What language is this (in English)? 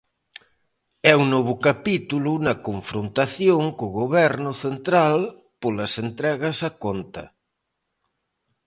Galician